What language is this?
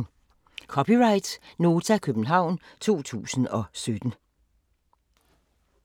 Danish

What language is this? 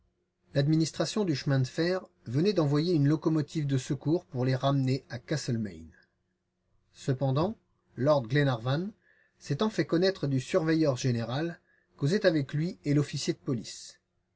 French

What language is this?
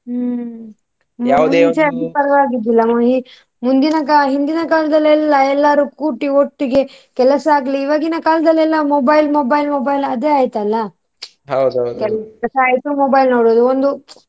Kannada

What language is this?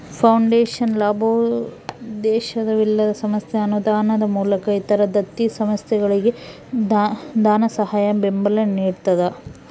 Kannada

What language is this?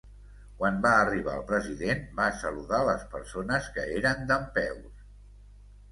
Catalan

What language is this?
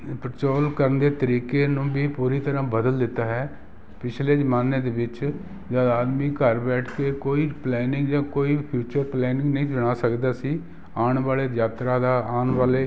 Punjabi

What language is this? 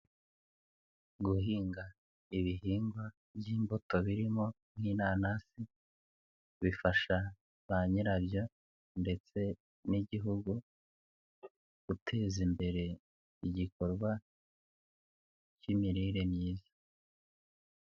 Kinyarwanda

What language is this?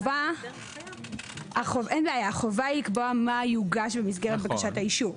Hebrew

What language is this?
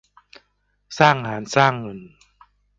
Thai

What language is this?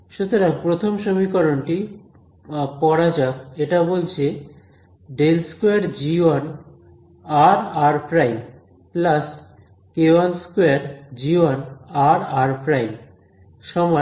Bangla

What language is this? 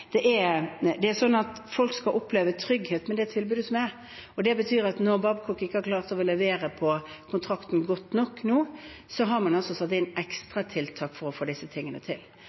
Norwegian Bokmål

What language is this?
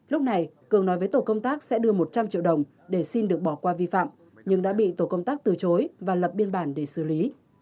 Vietnamese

